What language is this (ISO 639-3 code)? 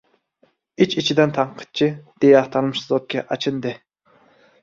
uzb